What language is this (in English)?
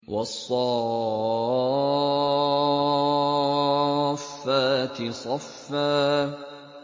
Arabic